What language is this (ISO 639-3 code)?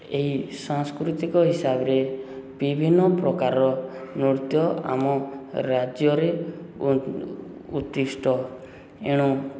ori